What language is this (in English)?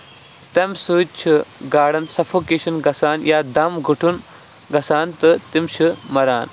Kashmiri